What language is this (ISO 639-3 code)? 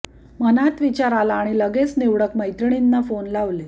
mar